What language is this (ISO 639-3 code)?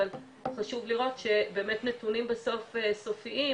heb